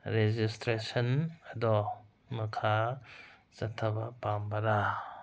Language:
Manipuri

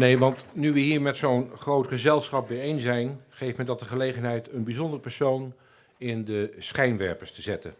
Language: Dutch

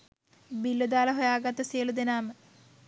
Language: Sinhala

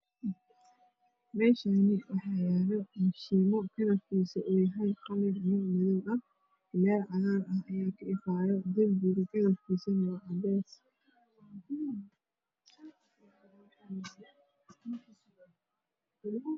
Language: Somali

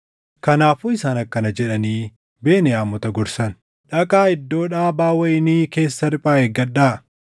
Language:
Oromo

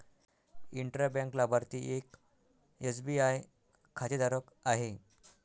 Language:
Marathi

